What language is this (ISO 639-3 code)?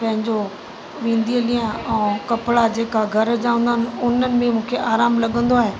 snd